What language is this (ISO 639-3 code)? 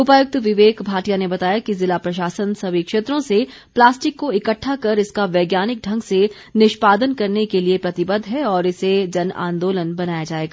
hin